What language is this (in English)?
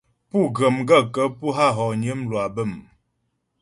Ghomala